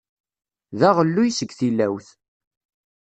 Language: Kabyle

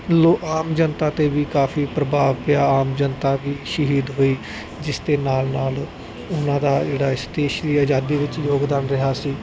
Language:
Punjabi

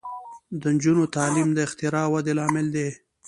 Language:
Pashto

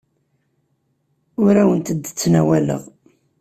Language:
Kabyle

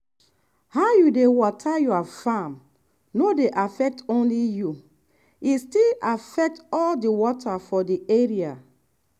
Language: Nigerian Pidgin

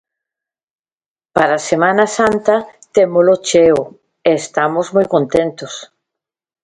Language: Galician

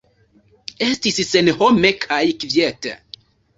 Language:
Esperanto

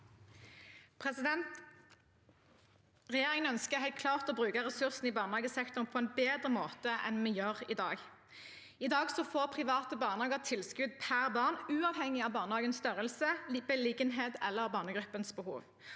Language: Norwegian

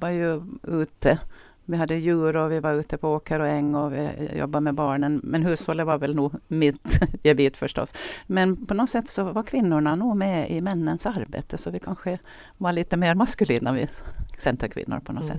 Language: Swedish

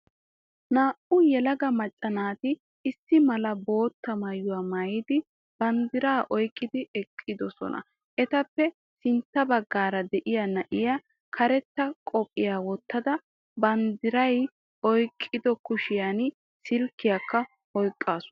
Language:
Wolaytta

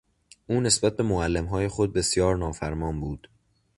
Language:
Persian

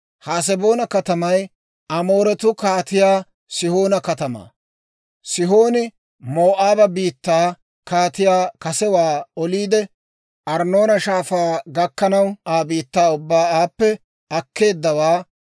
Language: Dawro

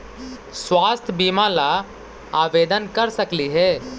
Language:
Magahi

